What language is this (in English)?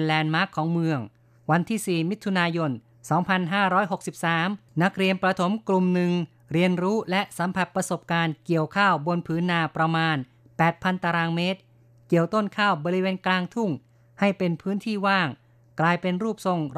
Thai